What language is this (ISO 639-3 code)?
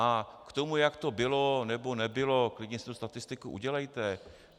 ces